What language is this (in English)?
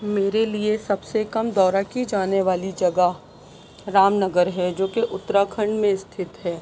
Urdu